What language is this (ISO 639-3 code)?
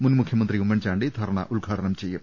mal